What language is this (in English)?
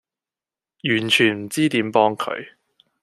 Cantonese